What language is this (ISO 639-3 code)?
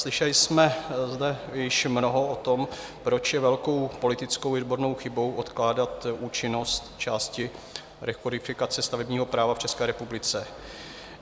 ces